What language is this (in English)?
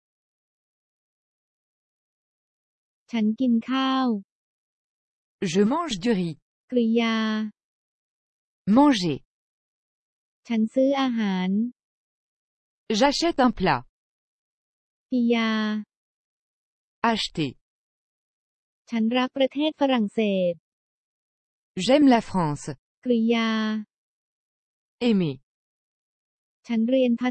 Thai